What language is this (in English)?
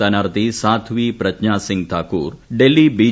Malayalam